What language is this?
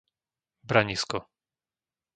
Slovak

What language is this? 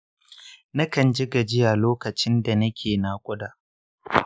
Hausa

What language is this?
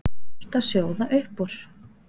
Icelandic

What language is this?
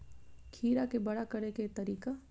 Maithili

